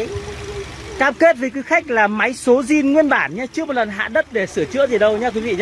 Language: Vietnamese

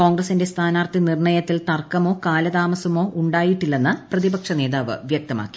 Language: Malayalam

